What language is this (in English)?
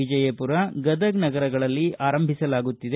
Kannada